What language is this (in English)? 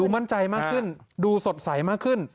Thai